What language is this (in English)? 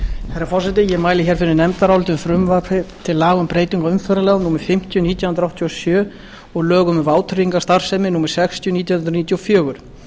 Icelandic